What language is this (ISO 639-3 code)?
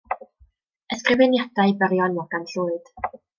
cym